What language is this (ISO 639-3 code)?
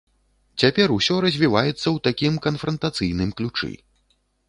bel